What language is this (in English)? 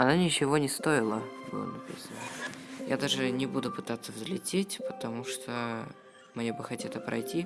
Russian